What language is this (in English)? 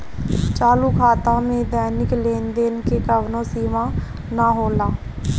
Bhojpuri